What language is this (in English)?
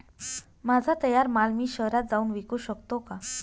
Marathi